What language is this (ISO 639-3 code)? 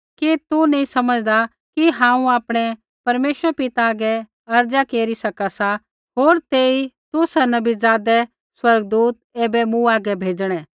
kfx